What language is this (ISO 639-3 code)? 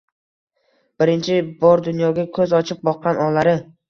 uzb